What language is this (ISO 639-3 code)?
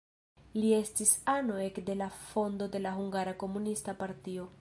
epo